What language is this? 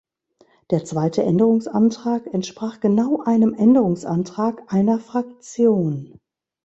German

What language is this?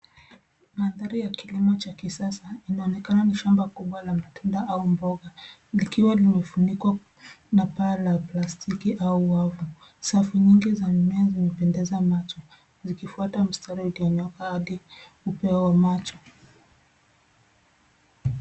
Swahili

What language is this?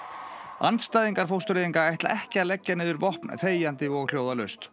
Icelandic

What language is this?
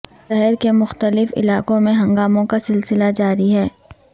Urdu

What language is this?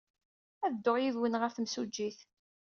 Kabyle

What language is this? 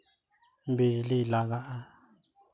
Santali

